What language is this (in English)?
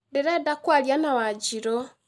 Kikuyu